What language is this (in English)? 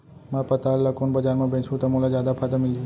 Chhattisgarhi